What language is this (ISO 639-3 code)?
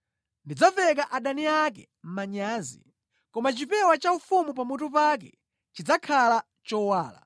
nya